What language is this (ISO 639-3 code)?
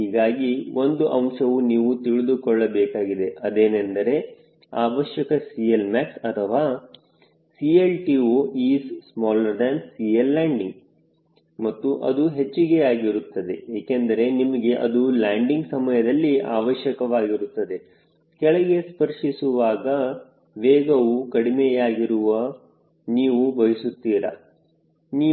kan